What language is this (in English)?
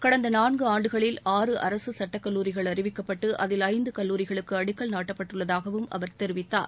Tamil